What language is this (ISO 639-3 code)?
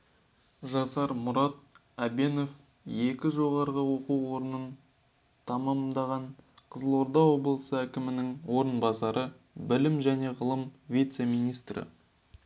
kaz